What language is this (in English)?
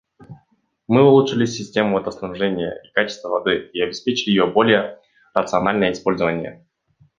Russian